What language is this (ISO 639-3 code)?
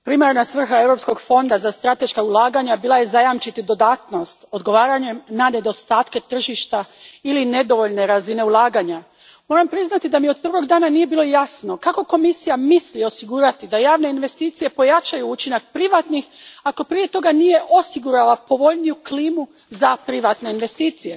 hrv